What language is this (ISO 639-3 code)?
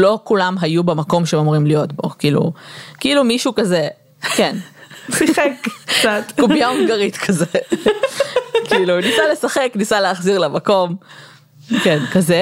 heb